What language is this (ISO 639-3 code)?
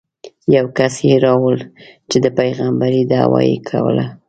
pus